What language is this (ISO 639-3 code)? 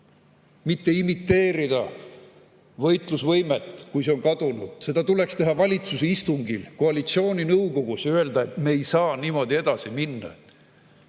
est